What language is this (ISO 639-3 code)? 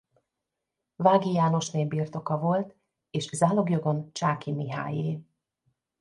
hun